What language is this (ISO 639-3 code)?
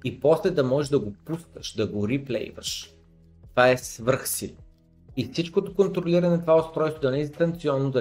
bul